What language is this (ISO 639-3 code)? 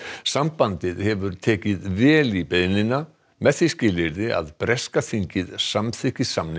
isl